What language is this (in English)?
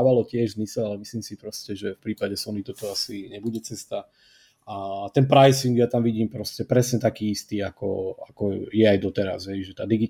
Slovak